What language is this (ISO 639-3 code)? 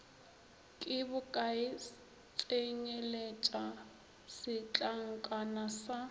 nso